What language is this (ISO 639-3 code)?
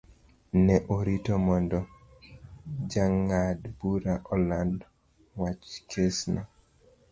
luo